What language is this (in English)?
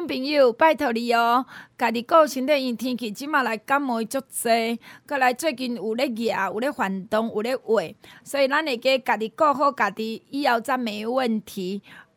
Chinese